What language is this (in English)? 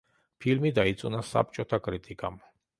Georgian